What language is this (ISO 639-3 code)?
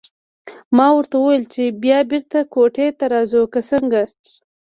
pus